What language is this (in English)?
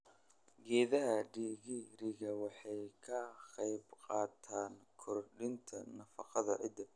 Somali